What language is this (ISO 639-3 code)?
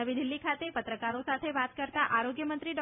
guj